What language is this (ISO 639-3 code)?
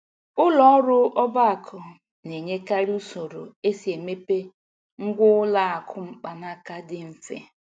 ibo